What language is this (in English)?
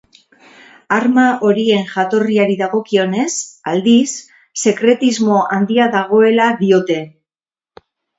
Basque